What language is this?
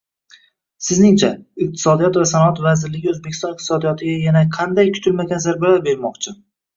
Uzbek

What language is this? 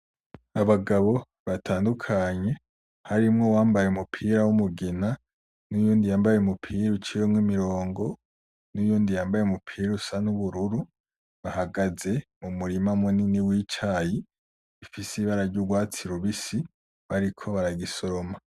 Rundi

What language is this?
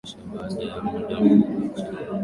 Swahili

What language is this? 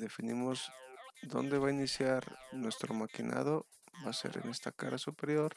Spanish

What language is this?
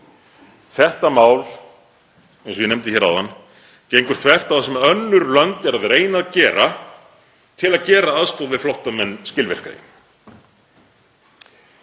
Icelandic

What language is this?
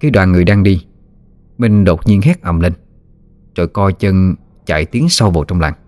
Vietnamese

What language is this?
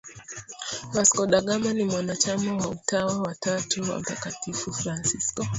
Swahili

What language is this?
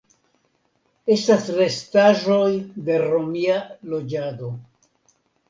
Esperanto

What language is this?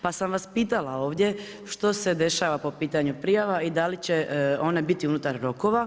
Croatian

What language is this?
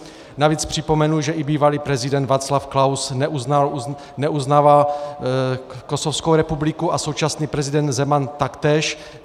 Czech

